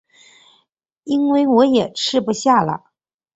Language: Chinese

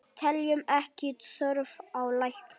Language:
Icelandic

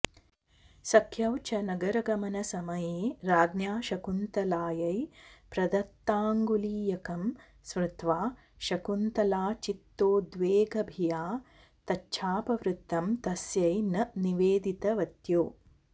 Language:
Sanskrit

